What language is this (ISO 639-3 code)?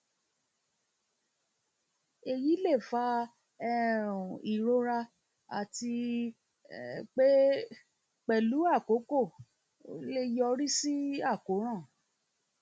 yor